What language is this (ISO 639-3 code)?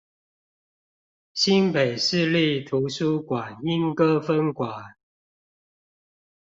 zho